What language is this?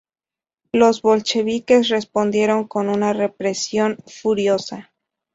Spanish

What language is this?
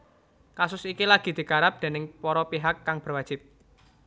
Javanese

